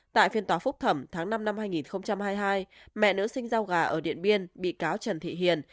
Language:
Vietnamese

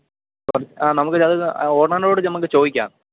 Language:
Malayalam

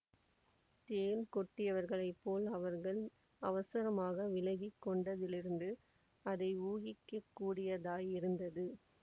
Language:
Tamil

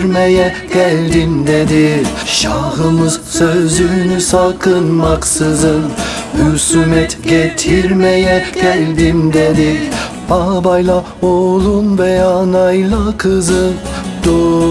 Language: Turkish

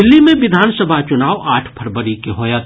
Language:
Maithili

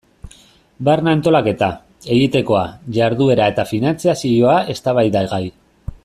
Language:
Basque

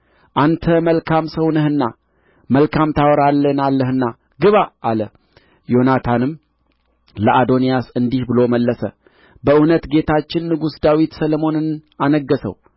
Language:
Amharic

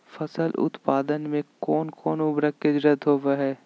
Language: Magahi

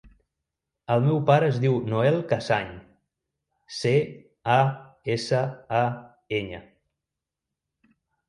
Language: Catalan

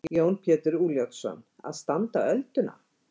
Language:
Icelandic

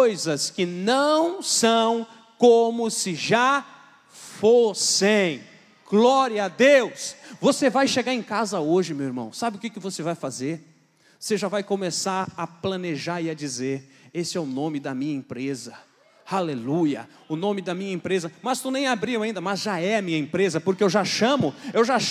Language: Portuguese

